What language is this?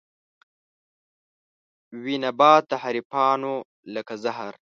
Pashto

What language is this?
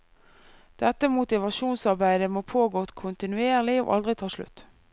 Norwegian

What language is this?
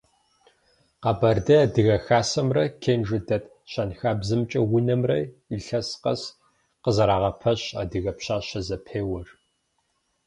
Kabardian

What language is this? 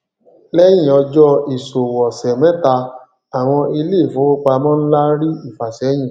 Yoruba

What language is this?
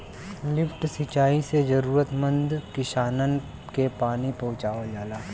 Bhojpuri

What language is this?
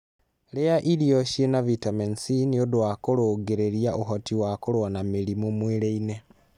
Kikuyu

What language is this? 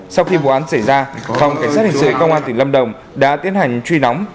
Vietnamese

